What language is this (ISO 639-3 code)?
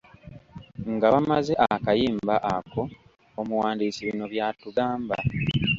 lug